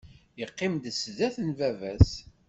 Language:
Kabyle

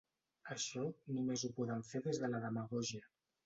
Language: Catalan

